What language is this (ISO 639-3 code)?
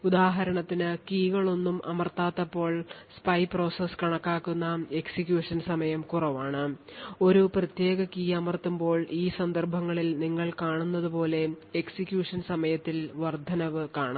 mal